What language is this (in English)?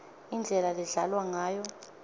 Swati